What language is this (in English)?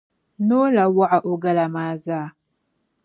Dagbani